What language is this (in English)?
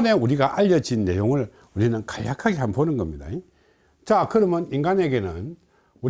Korean